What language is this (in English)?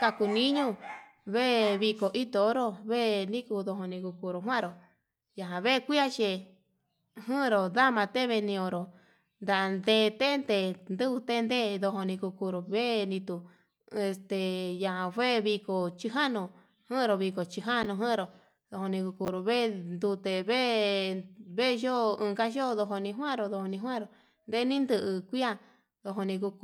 Yutanduchi Mixtec